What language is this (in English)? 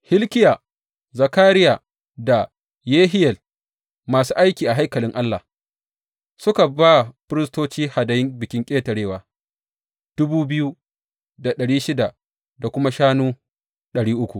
Hausa